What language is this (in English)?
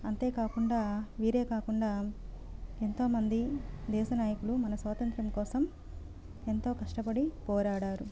Telugu